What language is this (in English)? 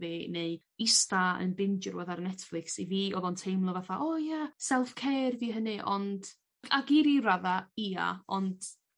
Welsh